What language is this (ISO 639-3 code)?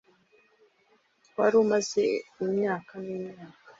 kin